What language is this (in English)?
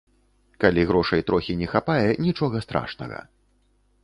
Belarusian